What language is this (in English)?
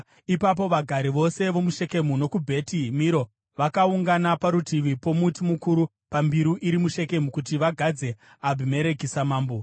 Shona